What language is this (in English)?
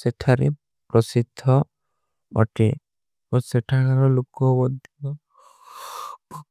Kui (India)